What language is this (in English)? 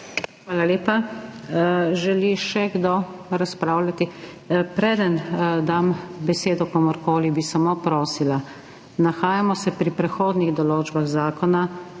Slovenian